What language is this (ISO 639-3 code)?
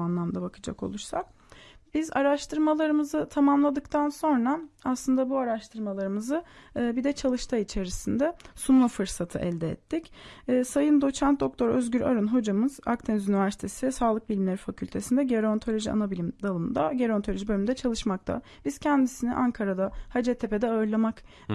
tur